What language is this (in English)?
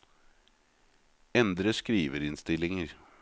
Norwegian